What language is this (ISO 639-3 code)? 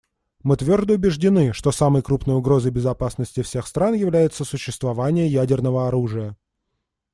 rus